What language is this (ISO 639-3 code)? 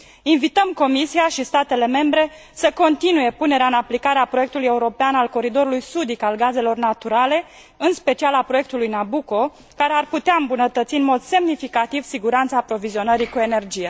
ron